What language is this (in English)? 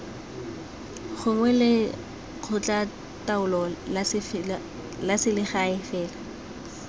Tswana